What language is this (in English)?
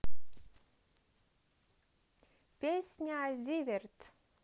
Russian